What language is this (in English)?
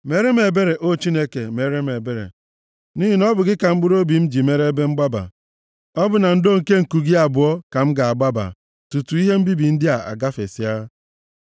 Igbo